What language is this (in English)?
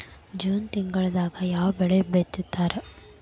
Kannada